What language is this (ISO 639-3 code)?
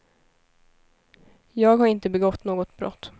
swe